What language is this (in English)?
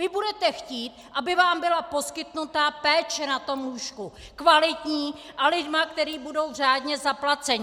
Czech